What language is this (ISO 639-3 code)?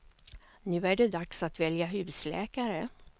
swe